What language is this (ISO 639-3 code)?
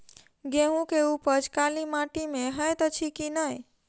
mai